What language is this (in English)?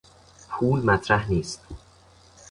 Persian